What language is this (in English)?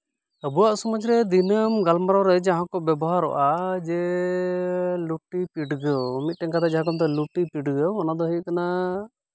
Santali